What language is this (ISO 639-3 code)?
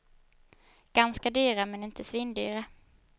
swe